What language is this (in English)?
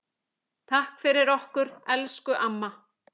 Icelandic